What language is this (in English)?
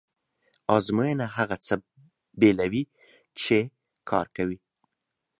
Pashto